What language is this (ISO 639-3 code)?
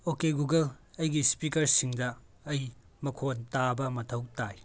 mni